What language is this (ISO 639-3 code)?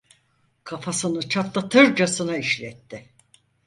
tur